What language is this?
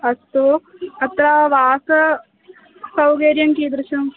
Sanskrit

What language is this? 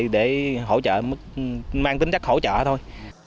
Vietnamese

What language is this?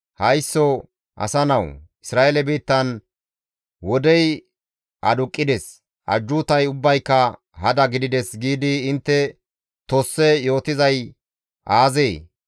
Gamo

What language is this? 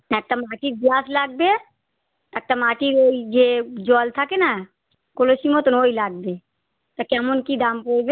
Bangla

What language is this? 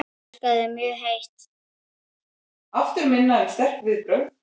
Icelandic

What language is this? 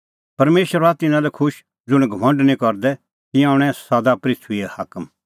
Kullu Pahari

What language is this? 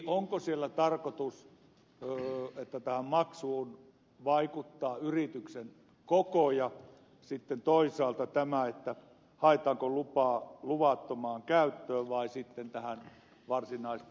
Finnish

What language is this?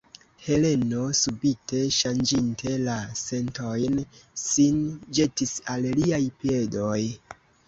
Esperanto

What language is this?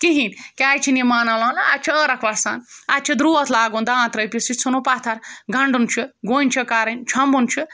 Kashmiri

